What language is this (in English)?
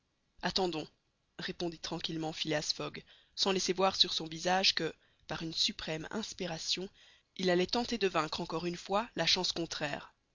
French